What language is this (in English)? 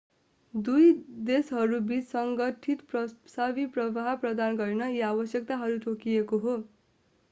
Nepali